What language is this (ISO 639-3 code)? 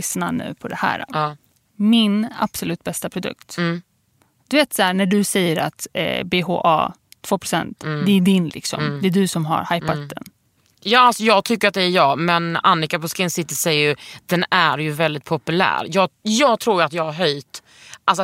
swe